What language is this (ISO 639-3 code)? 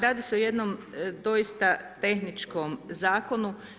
hrv